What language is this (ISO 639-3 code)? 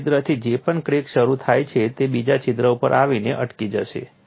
guj